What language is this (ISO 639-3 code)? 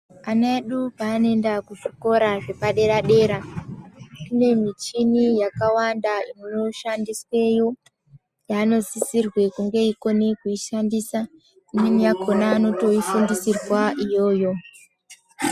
ndc